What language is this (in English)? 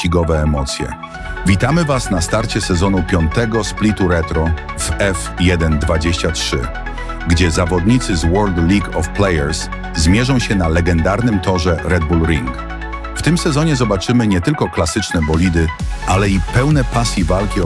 Polish